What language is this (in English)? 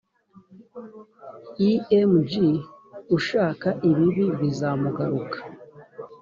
Kinyarwanda